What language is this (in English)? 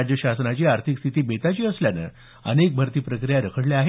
Marathi